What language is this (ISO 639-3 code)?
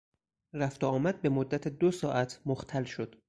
fas